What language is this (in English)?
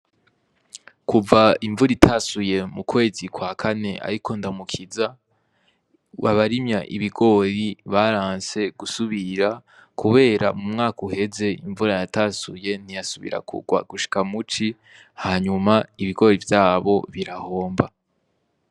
Rundi